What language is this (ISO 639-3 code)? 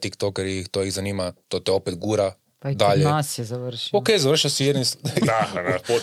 hrv